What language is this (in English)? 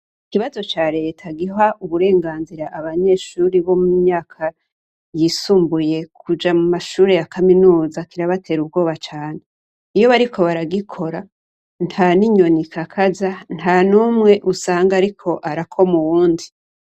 Rundi